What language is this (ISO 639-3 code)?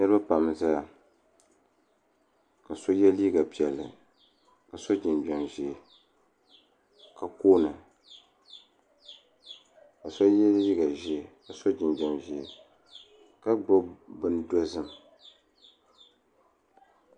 dag